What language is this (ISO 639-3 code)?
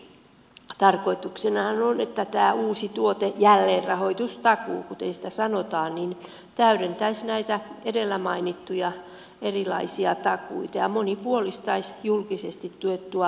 fin